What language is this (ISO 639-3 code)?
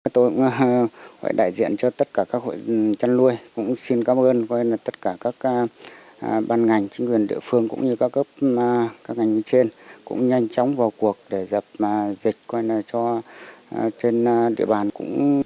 vie